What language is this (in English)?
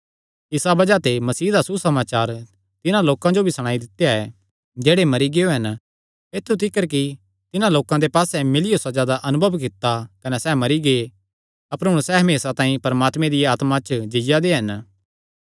Kangri